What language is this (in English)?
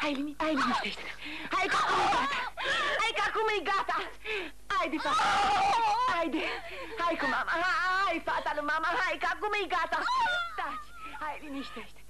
Romanian